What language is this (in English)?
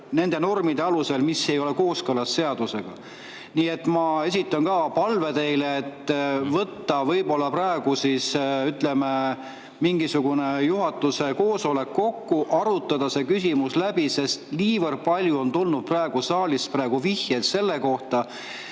Estonian